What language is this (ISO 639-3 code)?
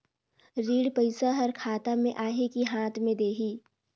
hne